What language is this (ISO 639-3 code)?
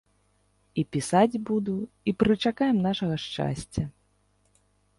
bel